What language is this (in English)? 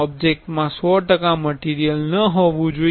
Gujarati